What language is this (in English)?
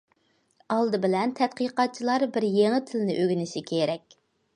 Uyghur